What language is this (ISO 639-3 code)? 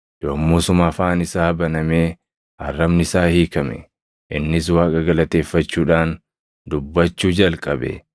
orm